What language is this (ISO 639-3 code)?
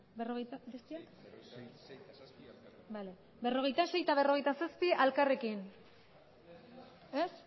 eus